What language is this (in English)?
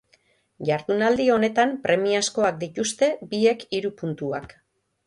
Basque